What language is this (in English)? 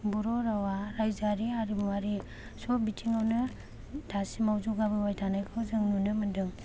Bodo